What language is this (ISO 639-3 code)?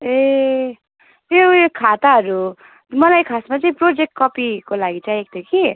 nep